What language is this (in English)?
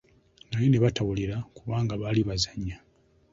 Ganda